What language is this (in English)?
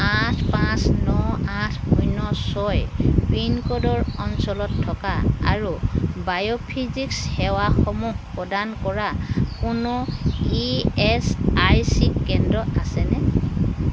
Assamese